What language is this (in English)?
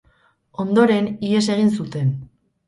Basque